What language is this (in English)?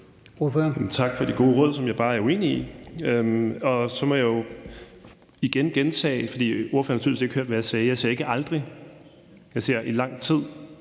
Danish